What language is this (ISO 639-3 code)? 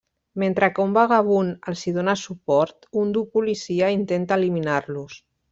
cat